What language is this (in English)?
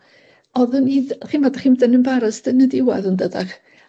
Welsh